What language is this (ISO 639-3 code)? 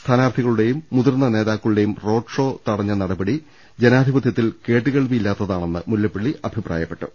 mal